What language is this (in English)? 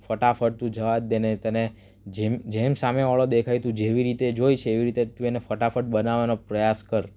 Gujarati